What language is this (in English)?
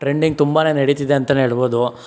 Kannada